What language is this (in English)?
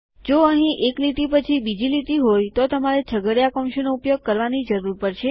Gujarati